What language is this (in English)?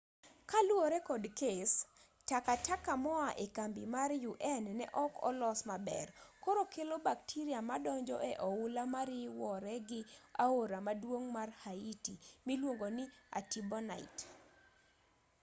Luo (Kenya and Tanzania)